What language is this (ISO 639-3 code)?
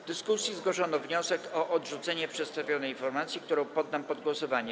pol